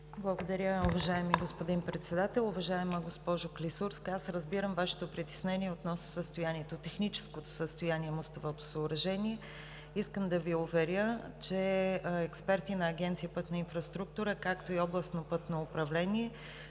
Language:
Bulgarian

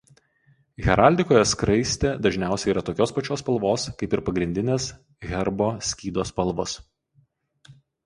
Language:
Lithuanian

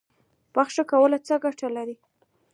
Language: Pashto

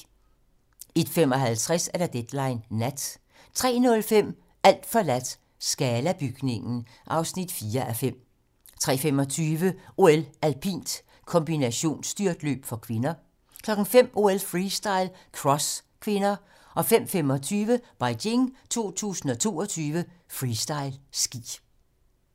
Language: Danish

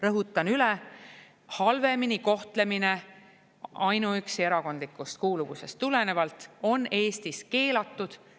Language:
Estonian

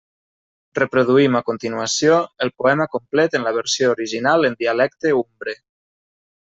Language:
Catalan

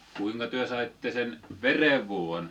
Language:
Finnish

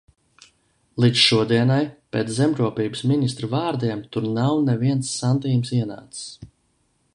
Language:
Latvian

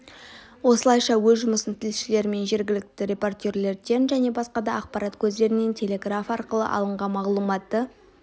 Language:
Kazakh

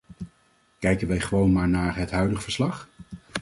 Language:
Dutch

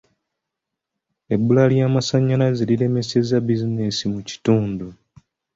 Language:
Ganda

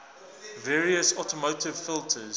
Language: English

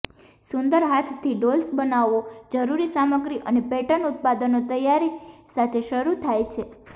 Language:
Gujarati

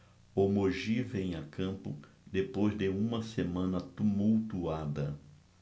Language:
Portuguese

